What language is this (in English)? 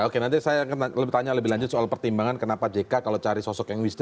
Indonesian